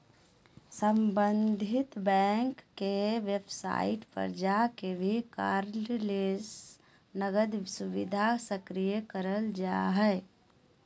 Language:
Magahi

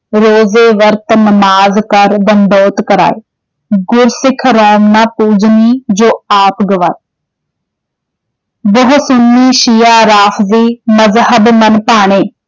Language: Punjabi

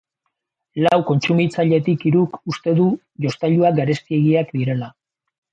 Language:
Basque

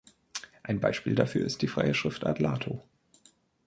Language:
German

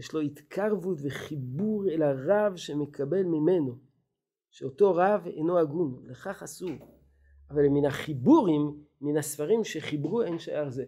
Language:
Hebrew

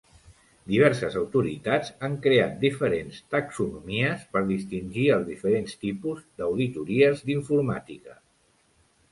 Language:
Catalan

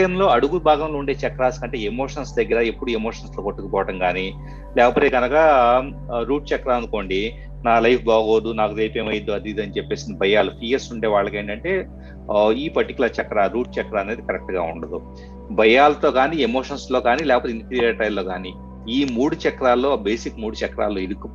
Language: Telugu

